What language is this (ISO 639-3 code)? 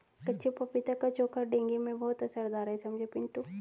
hin